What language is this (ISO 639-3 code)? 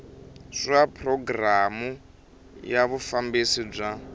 tso